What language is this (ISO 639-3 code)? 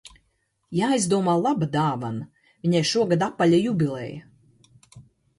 lav